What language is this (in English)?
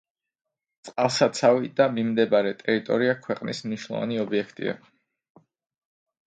Georgian